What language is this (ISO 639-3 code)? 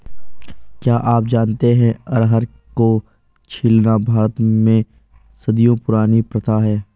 hin